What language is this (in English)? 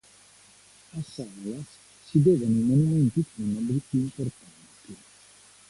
Italian